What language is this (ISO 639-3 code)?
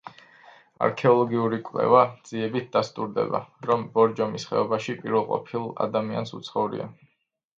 kat